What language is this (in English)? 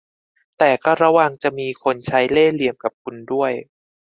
Thai